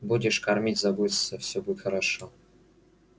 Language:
Russian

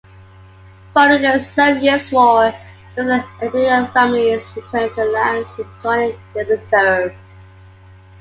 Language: English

